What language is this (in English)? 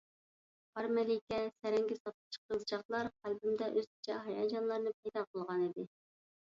Uyghur